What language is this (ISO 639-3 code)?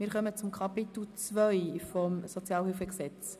gsw